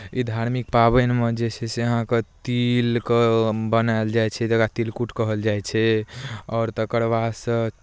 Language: Maithili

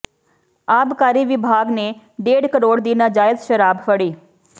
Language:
Punjabi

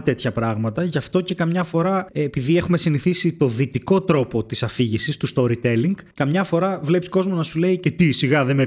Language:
Greek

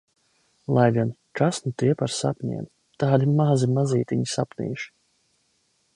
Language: Latvian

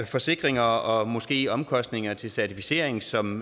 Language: Danish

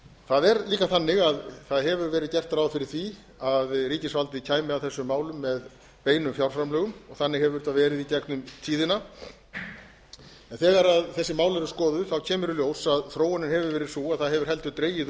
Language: Icelandic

